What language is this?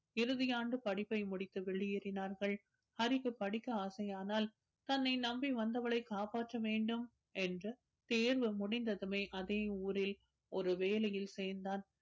Tamil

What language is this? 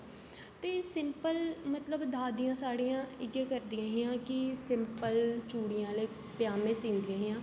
Dogri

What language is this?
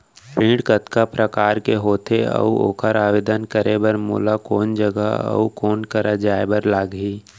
Chhattisgarhi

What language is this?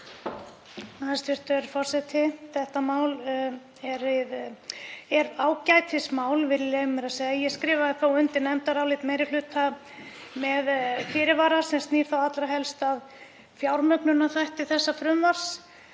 Icelandic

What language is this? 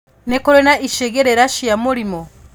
Kikuyu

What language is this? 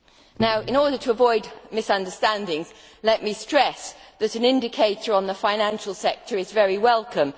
English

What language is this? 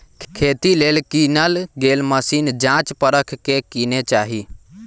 Magahi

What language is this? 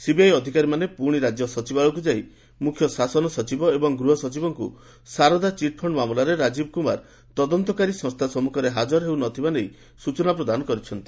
Odia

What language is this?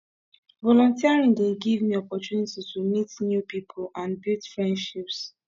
Nigerian Pidgin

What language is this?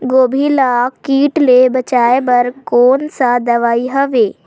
Chhattisgarhi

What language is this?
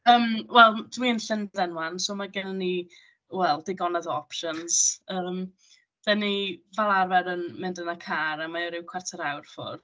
Welsh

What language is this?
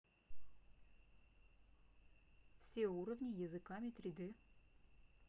Russian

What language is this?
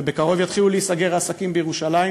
Hebrew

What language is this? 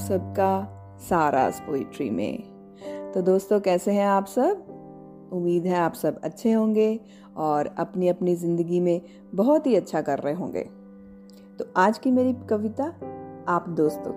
Hindi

